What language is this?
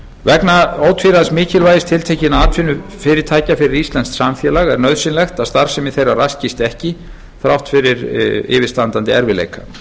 Icelandic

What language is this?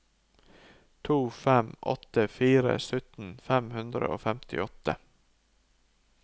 Norwegian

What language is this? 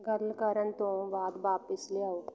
Punjabi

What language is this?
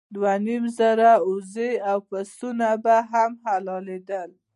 Pashto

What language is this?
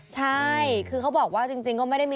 Thai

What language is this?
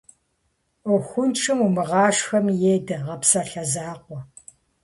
Kabardian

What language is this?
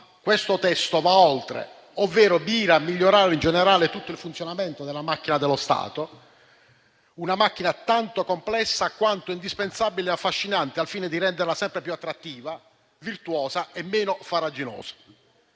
Italian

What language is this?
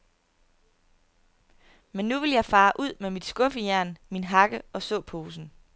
Danish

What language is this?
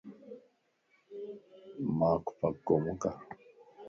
Lasi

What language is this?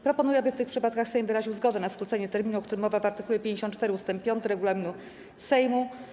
Polish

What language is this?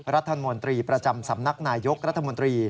Thai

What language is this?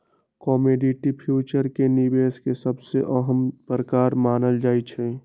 Magahi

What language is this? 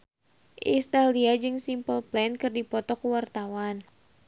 Sundanese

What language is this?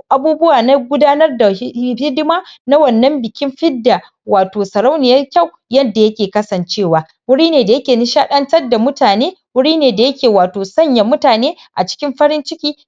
Hausa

